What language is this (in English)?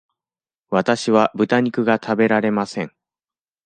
Japanese